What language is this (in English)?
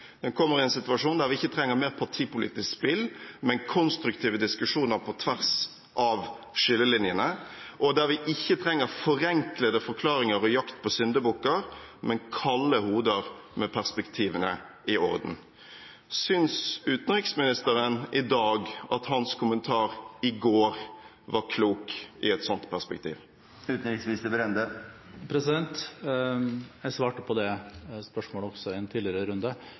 Norwegian Bokmål